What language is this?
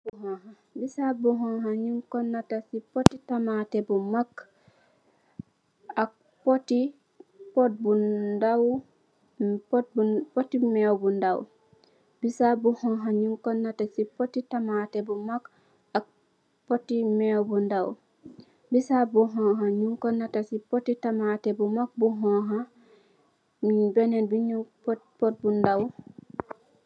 Wolof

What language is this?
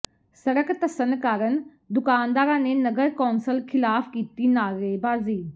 Punjabi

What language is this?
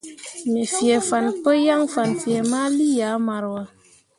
Mundang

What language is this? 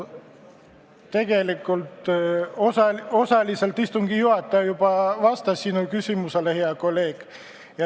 Estonian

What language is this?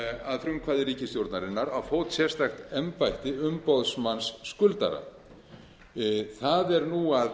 Icelandic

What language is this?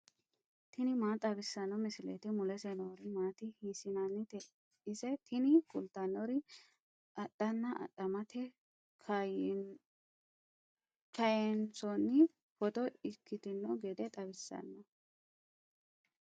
Sidamo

